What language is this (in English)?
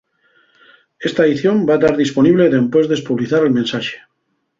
Asturian